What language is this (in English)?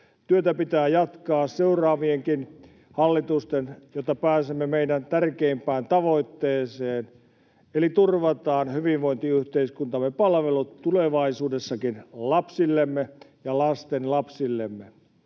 Finnish